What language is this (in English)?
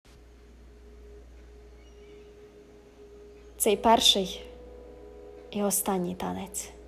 Ukrainian